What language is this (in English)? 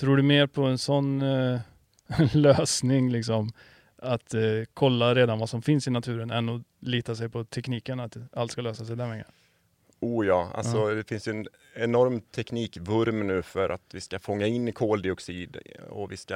Swedish